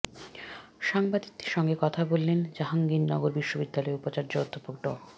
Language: Bangla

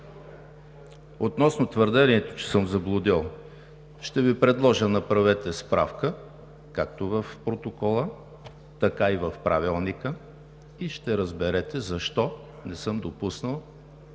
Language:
Bulgarian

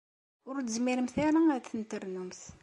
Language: Kabyle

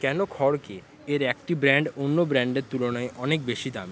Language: Bangla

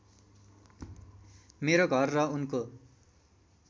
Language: Nepali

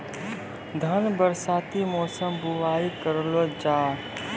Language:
Maithili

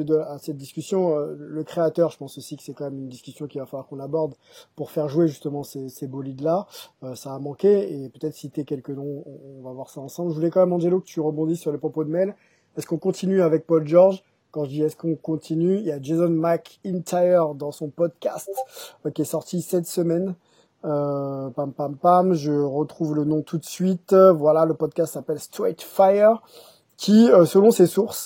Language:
French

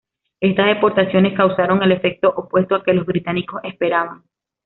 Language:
Spanish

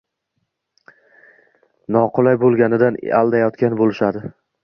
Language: Uzbek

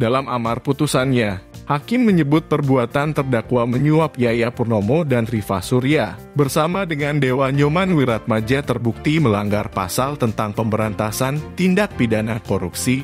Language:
Indonesian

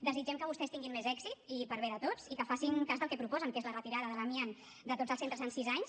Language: Catalan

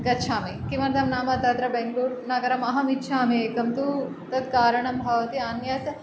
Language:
Sanskrit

